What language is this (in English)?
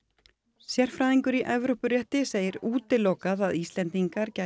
Icelandic